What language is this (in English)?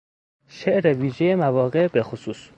Persian